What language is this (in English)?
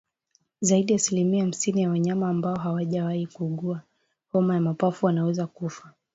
Swahili